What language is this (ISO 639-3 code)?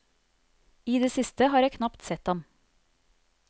nor